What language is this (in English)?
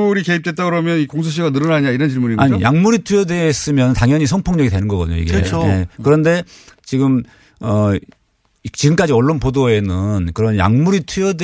Korean